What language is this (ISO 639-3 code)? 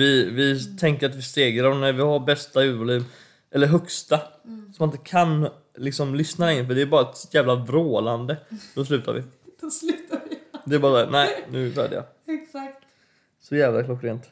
swe